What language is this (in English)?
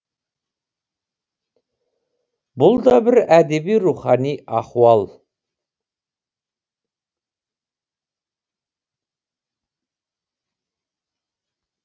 Kazakh